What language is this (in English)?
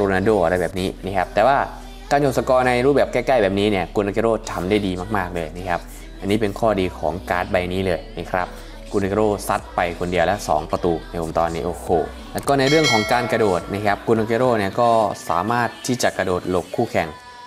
Thai